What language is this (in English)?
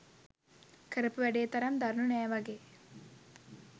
Sinhala